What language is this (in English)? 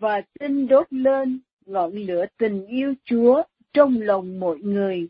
Vietnamese